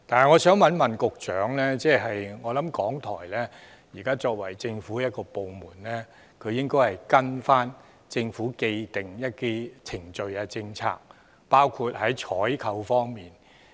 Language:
Cantonese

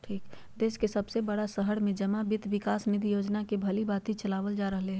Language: Magahi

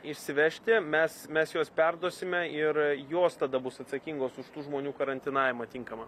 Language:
Lithuanian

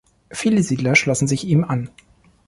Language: German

